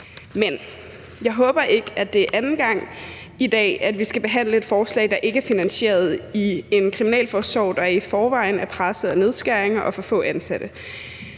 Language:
Danish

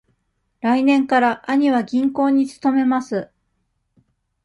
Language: Japanese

